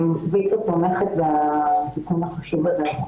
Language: Hebrew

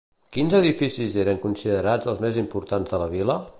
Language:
Catalan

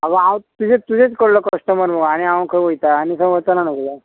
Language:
Konkani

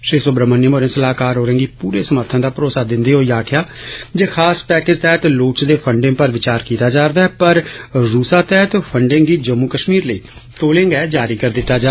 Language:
Dogri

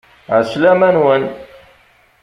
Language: Kabyle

